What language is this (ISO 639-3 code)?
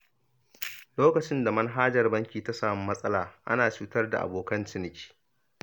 hau